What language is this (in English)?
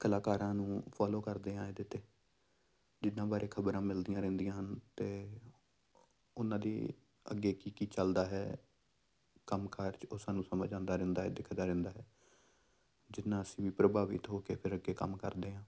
Punjabi